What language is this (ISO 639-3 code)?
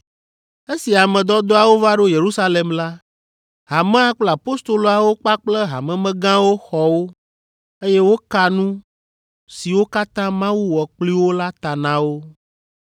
ewe